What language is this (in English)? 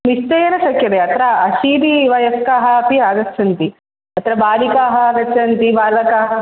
Sanskrit